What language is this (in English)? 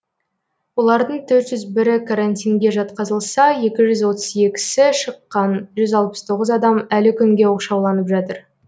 Kazakh